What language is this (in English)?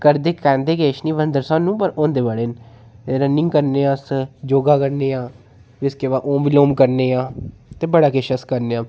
Dogri